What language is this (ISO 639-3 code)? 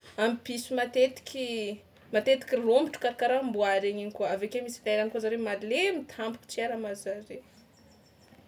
xmw